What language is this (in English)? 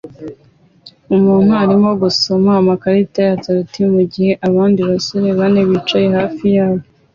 Kinyarwanda